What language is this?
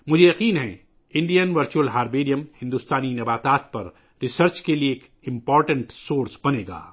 Urdu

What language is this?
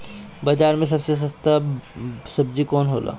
Bhojpuri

